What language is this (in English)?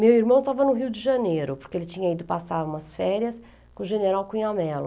Portuguese